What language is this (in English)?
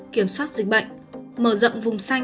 Vietnamese